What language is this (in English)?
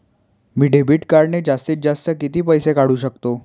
Marathi